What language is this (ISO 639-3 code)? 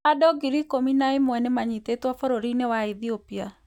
kik